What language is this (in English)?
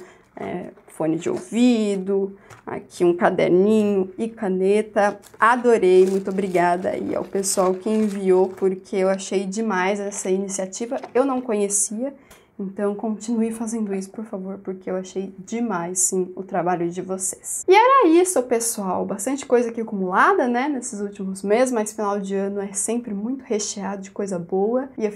Portuguese